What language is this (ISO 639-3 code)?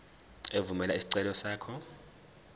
zul